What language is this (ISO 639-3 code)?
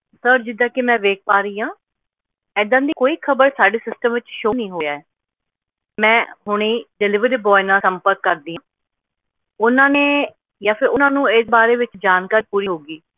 pan